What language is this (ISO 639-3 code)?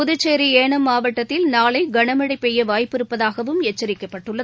tam